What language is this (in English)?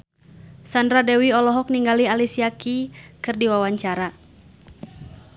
Sundanese